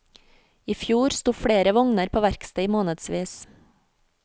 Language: Norwegian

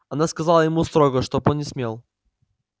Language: Russian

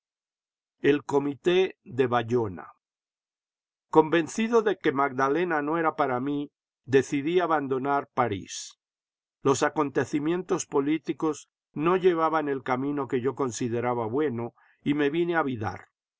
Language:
Spanish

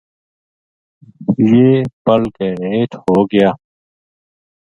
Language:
Gujari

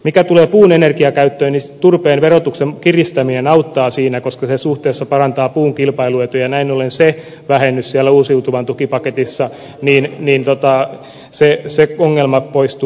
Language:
Finnish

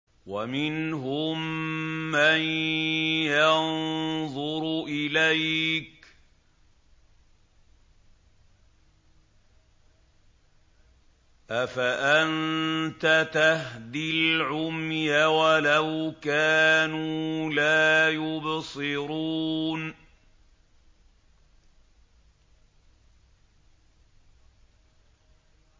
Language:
Arabic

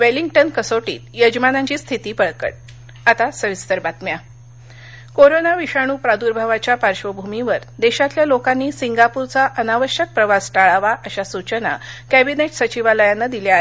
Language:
Marathi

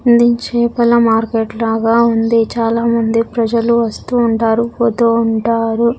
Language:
Telugu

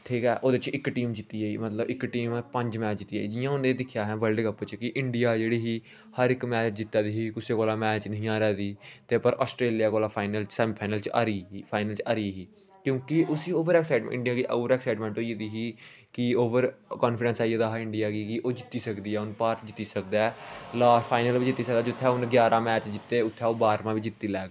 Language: Dogri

